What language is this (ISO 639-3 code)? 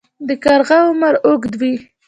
pus